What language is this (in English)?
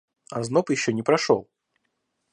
Russian